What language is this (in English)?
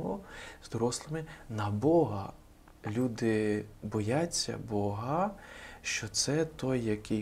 Ukrainian